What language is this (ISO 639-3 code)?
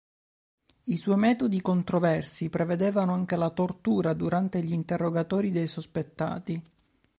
ita